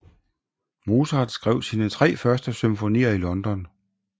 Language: Danish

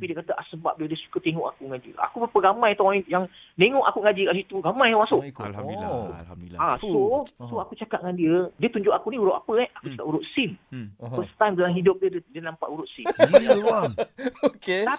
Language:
Malay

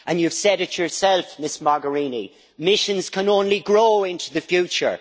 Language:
English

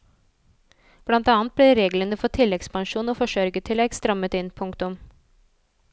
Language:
Norwegian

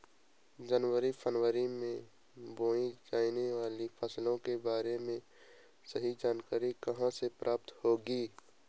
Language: Hindi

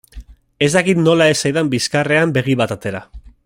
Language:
Basque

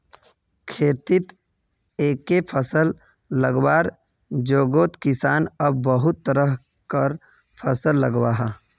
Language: Magahi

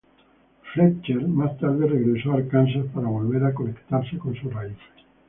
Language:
Spanish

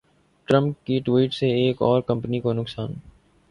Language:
Urdu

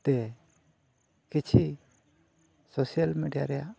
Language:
Santali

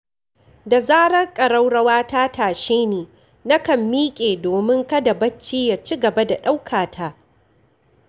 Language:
Hausa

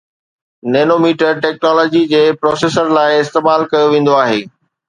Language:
Sindhi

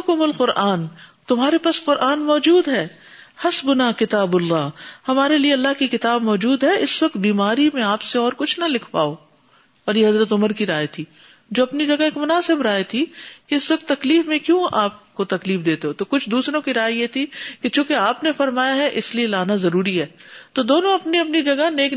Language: Urdu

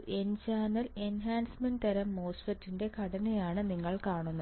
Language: Malayalam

